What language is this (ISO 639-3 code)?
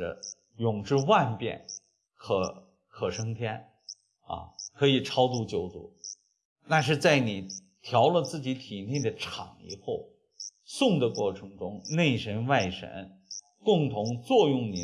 zho